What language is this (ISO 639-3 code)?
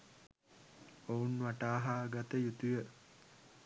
sin